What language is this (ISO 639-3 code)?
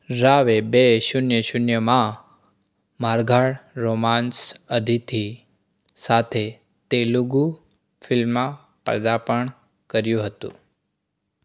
guj